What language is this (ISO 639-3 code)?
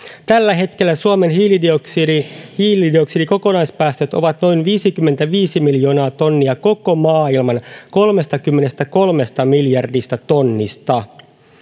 fin